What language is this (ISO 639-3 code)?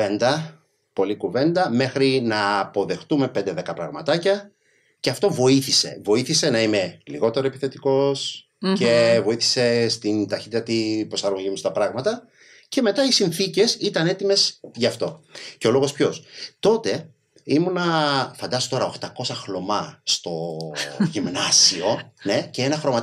ell